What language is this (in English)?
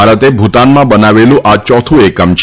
Gujarati